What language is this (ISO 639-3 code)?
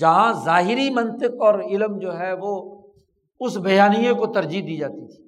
urd